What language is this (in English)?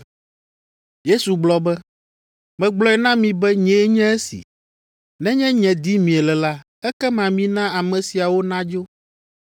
Ewe